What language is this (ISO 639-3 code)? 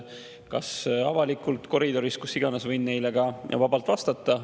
est